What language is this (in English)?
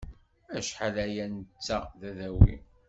Kabyle